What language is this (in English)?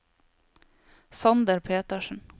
Norwegian